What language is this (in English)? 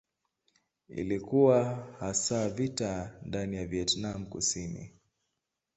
Swahili